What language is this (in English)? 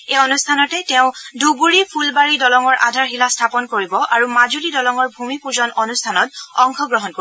Assamese